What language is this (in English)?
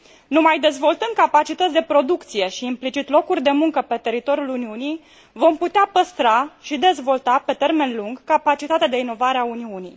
Romanian